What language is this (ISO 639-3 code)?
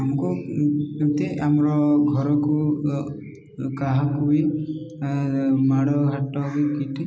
ori